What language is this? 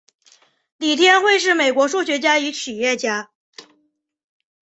Chinese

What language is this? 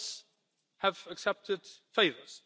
English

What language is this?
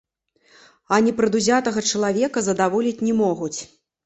Belarusian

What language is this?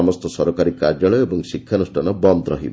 Odia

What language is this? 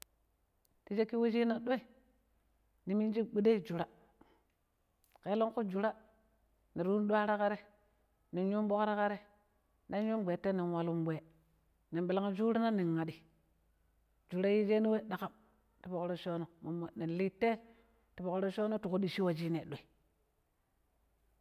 Pero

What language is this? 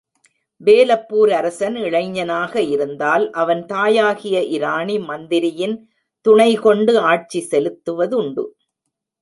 Tamil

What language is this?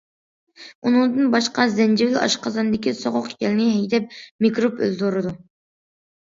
Uyghur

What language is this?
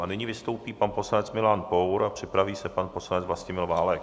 Czech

